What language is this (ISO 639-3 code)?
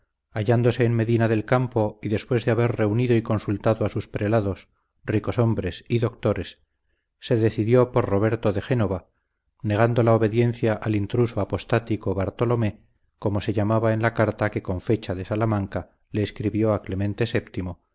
spa